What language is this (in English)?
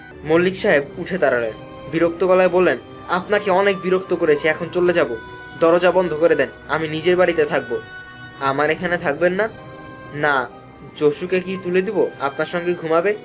Bangla